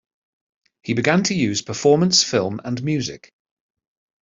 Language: English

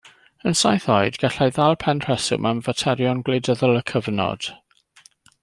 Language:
Welsh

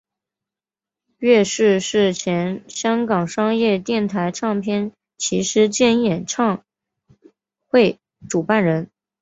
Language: Chinese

